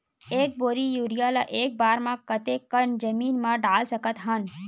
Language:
Chhattisgarhi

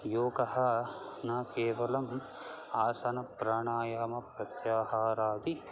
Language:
Sanskrit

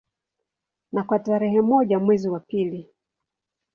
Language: Swahili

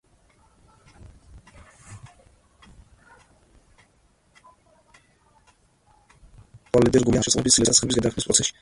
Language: Georgian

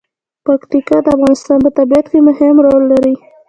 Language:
Pashto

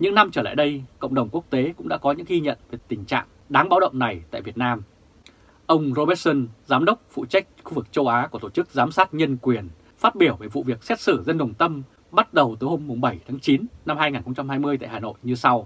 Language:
Vietnamese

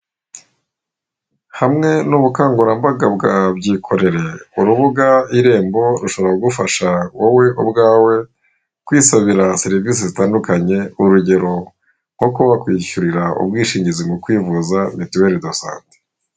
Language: Kinyarwanda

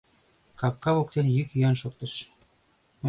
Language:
Mari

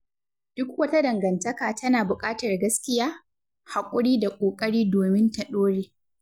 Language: Hausa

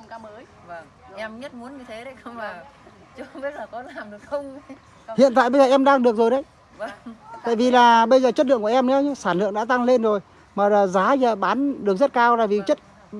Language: Vietnamese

